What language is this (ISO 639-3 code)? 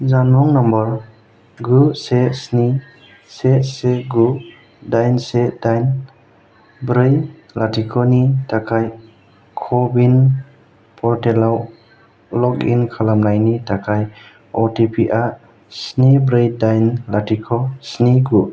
brx